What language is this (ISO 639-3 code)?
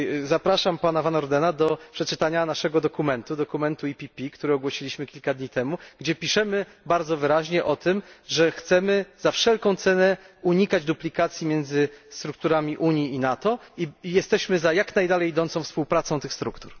pol